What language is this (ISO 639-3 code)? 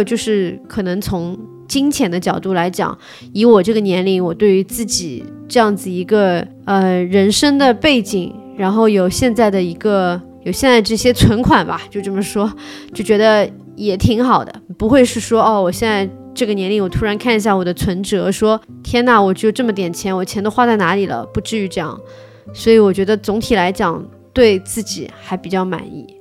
zho